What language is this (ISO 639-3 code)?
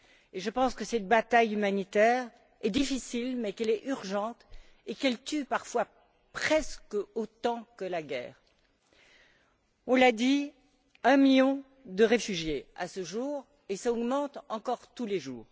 fra